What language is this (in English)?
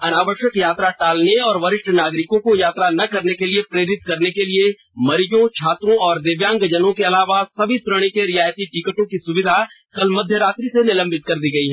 Hindi